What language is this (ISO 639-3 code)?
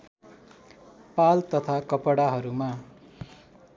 nep